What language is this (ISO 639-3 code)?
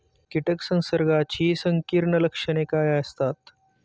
mar